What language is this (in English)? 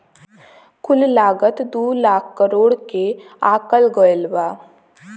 Bhojpuri